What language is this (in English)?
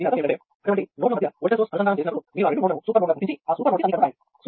Telugu